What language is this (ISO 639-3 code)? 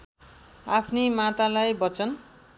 nep